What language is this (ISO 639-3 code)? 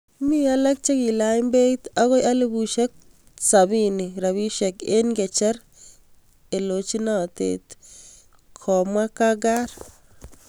kln